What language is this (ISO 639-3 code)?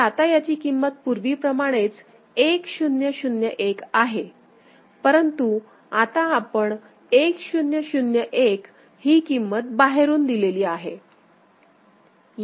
mar